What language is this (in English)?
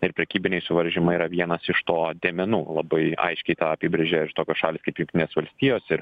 Lithuanian